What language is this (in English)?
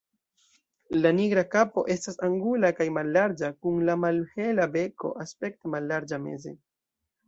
Esperanto